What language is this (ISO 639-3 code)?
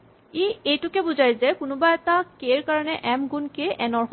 asm